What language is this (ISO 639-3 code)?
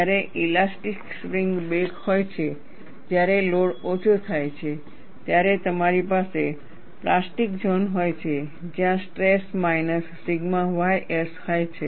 guj